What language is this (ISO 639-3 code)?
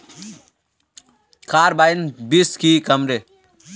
mag